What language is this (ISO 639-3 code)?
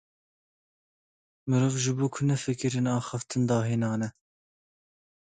kur